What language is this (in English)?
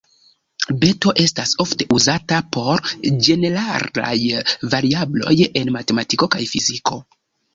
Esperanto